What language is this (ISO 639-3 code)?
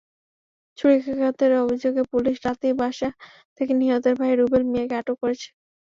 ben